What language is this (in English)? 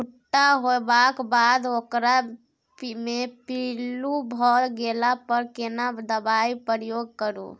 Maithili